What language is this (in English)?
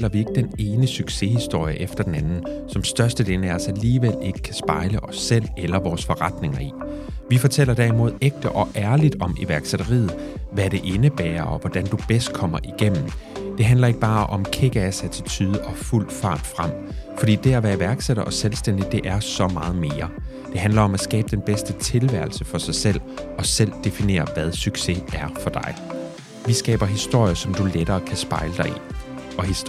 Danish